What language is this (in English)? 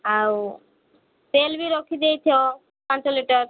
Odia